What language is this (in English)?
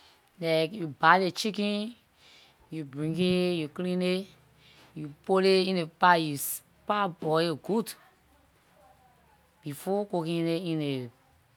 Liberian English